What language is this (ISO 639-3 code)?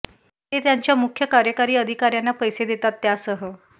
mar